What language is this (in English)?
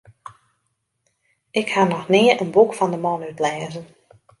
Western Frisian